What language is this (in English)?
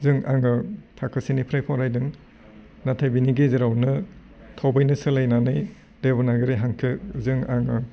Bodo